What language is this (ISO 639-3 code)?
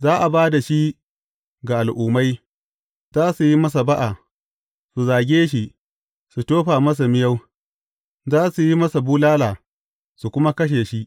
hau